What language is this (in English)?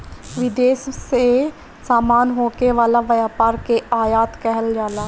Bhojpuri